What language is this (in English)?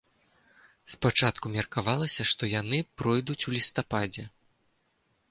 Belarusian